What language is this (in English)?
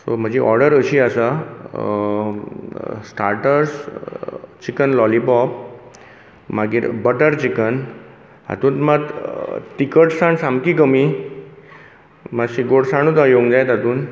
Konkani